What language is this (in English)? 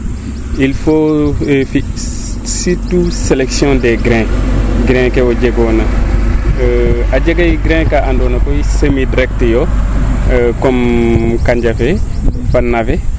Serer